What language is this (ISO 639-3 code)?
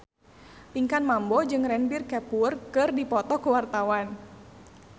sun